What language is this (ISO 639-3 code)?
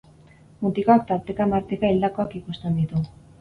eus